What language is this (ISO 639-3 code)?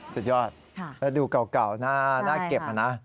tha